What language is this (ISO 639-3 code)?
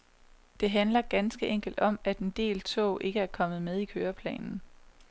dan